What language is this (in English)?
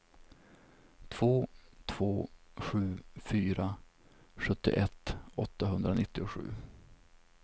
Swedish